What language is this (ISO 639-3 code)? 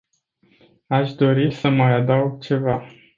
ron